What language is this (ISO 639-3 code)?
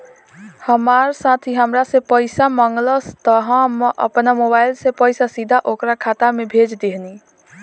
bho